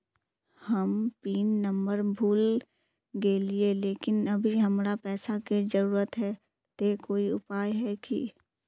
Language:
Magahi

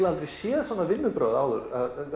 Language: Icelandic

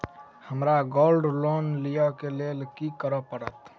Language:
Maithili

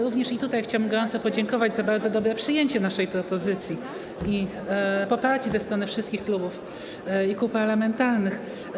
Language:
Polish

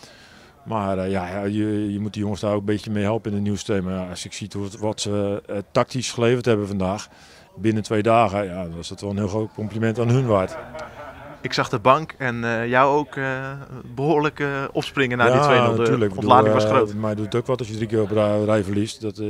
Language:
Dutch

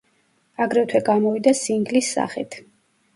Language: Georgian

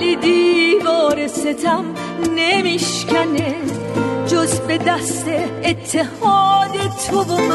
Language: Persian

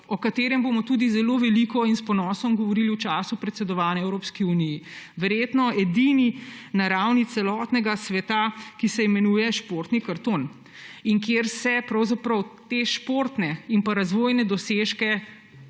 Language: Slovenian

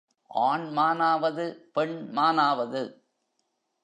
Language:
Tamil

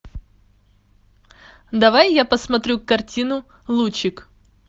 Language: Russian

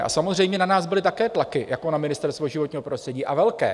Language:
Czech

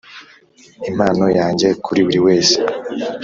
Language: Kinyarwanda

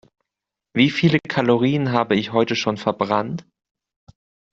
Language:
German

